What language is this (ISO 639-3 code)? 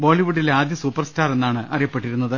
mal